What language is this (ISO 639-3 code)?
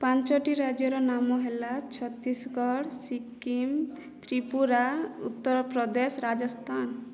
ori